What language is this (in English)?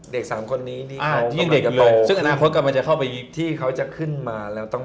Thai